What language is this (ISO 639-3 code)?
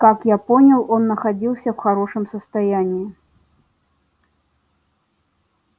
rus